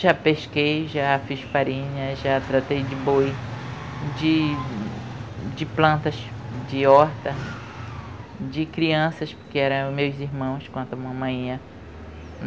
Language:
Portuguese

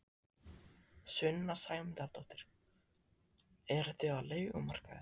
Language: Icelandic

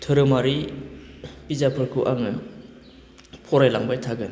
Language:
Bodo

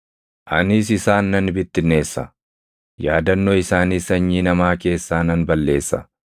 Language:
Oromo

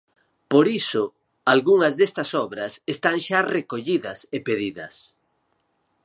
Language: Galician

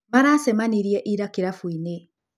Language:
Kikuyu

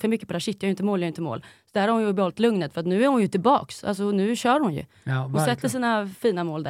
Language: Swedish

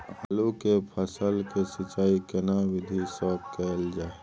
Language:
Maithili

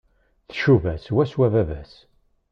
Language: Kabyle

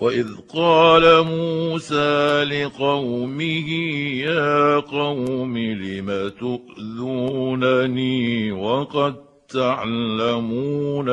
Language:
Arabic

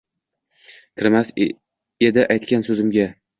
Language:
Uzbek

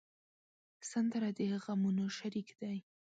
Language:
Pashto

